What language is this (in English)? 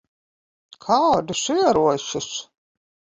Latvian